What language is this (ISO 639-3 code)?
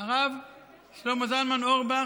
heb